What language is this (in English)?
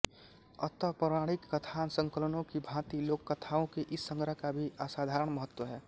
Hindi